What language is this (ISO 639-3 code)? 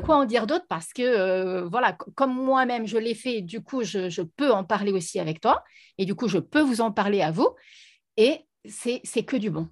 fra